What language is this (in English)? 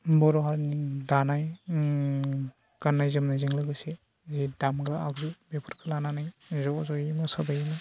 Bodo